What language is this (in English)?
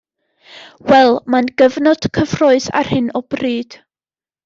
Welsh